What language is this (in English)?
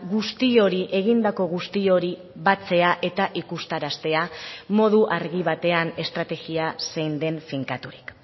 Basque